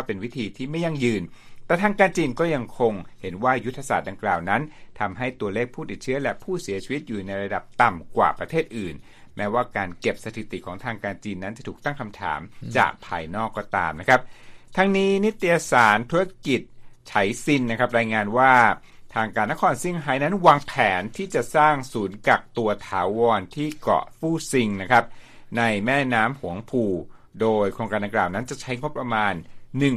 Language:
Thai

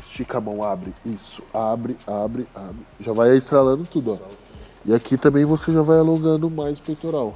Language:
Portuguese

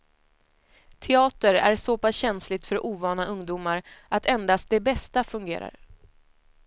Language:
Swedish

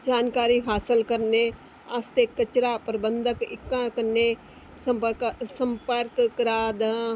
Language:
Dogri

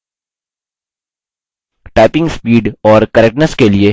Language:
Hindi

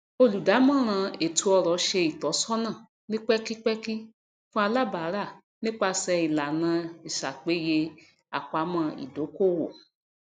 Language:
Yoruba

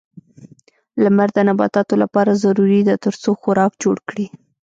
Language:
Pashto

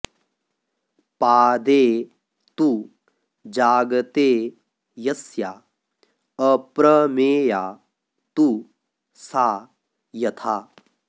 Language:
Sanskrit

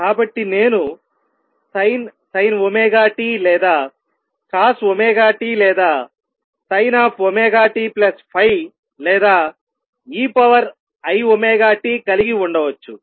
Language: Telugu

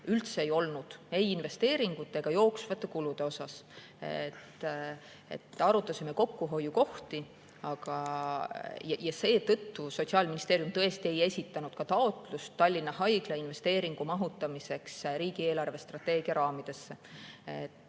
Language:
Estonian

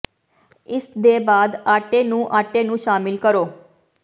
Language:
Punjabi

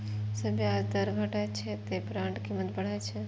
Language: Maithili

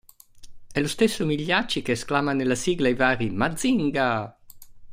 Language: Italian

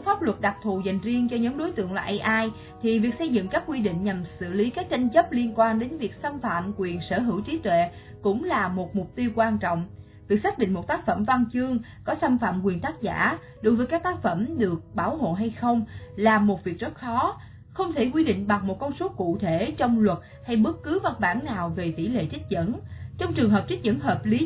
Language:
Vietnamese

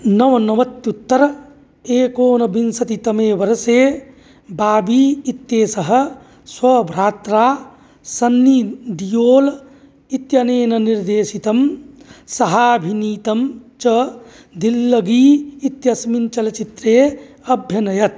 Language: Sanskrit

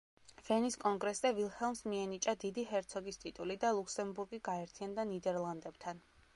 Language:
Georgian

